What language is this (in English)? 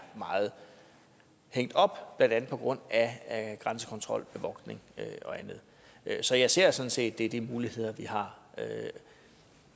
Danish